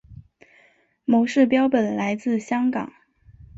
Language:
Chinese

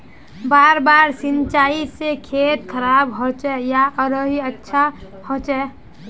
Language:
Magahi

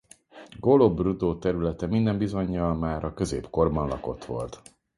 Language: Hungarian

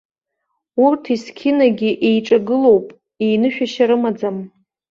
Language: Abkhazian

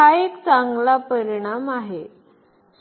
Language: Marathi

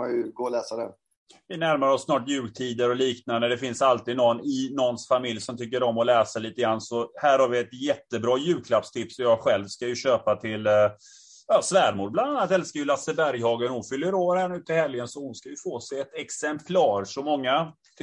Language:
Swedish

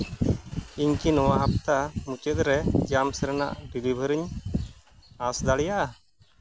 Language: Santali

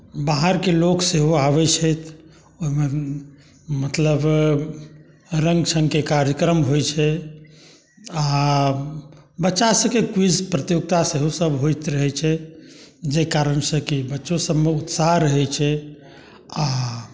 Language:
Maithili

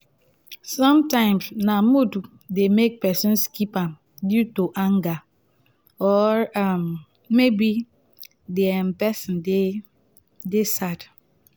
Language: Nigerian Pidgin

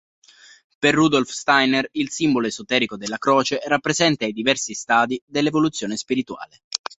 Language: Italian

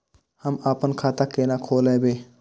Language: Maithili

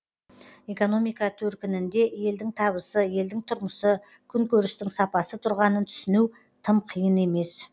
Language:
Kazakh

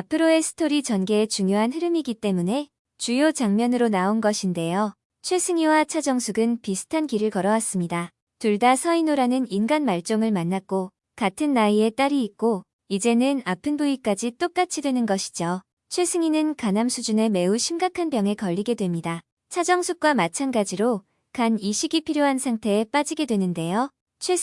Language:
Korean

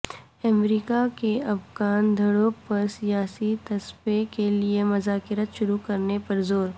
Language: Urdu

